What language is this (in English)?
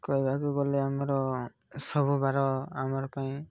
Odia